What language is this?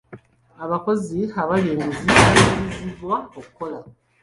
Ganda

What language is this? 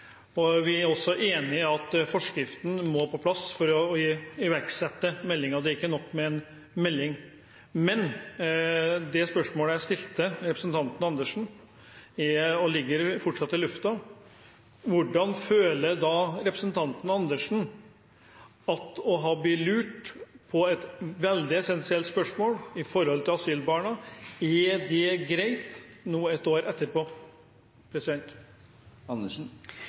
Norwegian Bokmål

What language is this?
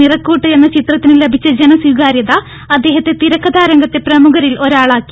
Malayalam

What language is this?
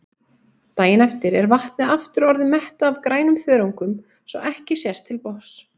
Icelandic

